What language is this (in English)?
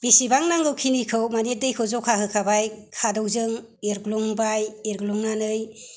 Bodo